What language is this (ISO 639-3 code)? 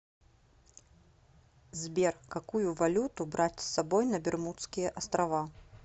rus